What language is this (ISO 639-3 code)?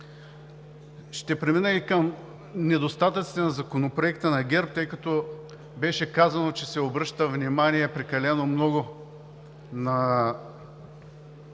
bul